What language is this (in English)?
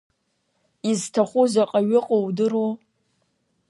Abkhazian